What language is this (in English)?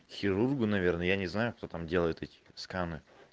Russian